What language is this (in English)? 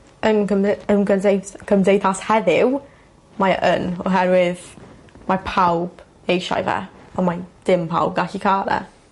Welsh